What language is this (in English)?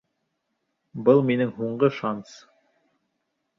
Bashkir